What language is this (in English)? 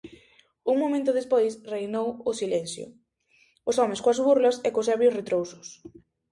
Galician